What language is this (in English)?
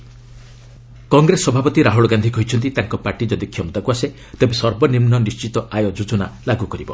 Odia